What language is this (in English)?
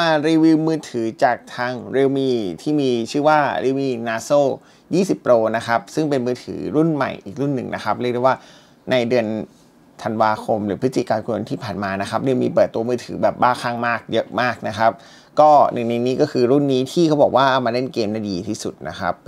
Thai